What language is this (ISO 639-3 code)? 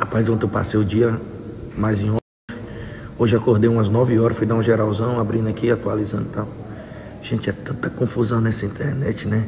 por